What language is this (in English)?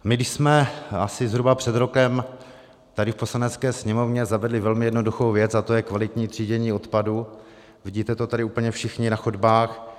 Czech